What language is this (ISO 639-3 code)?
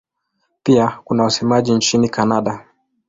swa